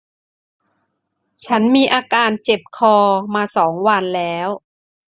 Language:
Thai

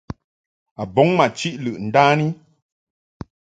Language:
Mungaka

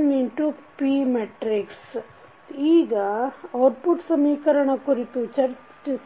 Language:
Kannada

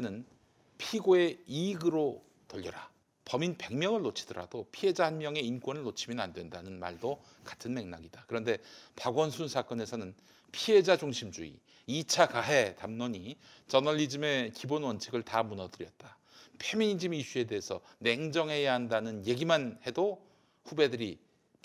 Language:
Korean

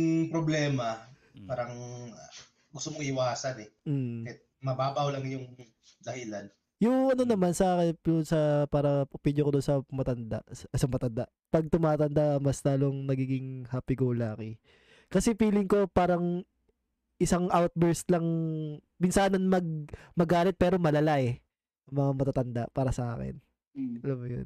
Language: Filipino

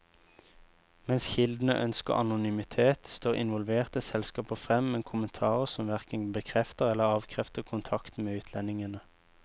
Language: Norwegian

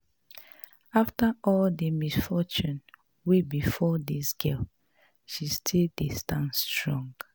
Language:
Nigerian Pidgin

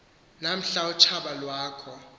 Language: Xhosa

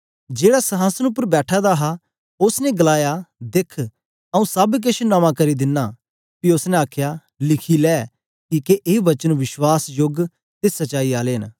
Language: Dogri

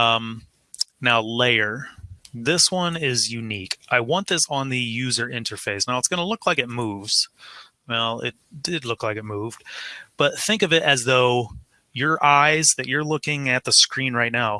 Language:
English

